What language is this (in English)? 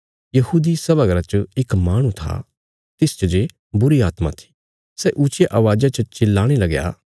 Bilaspuri